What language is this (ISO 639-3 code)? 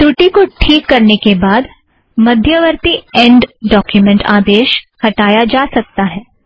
hin